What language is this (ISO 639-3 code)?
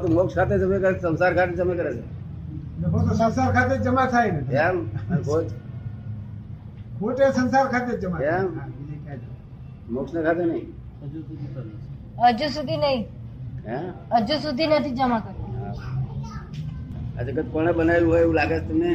guj